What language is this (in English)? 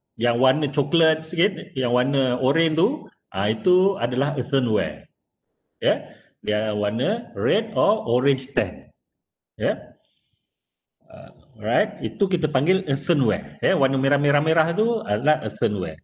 Malay